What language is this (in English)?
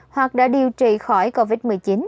Vietnamese